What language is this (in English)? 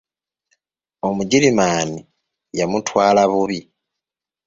Ganda